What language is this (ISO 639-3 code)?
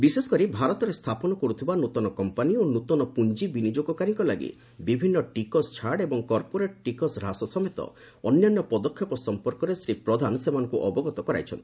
ori